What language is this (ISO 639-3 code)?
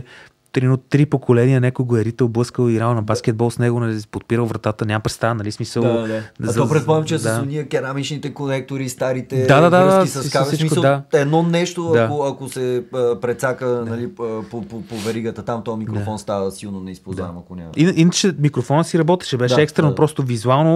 bul